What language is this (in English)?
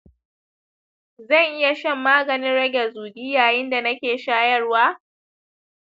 Hausa